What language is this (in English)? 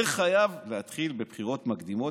Hebrew